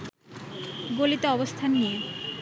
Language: Bangla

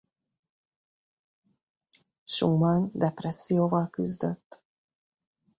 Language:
Hungarian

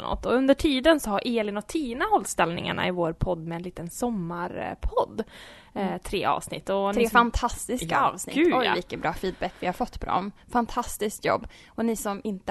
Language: Swedish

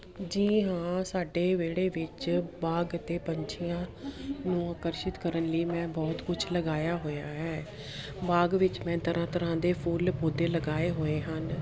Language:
Punjabi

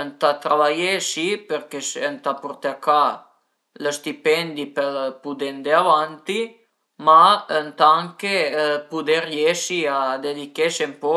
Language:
Piedmontese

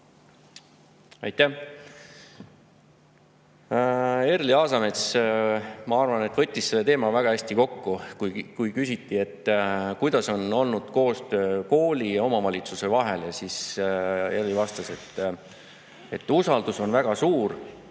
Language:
Estonian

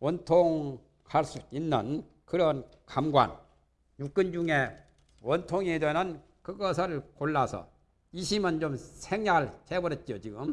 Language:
Korean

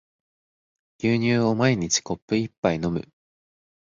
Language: Japanese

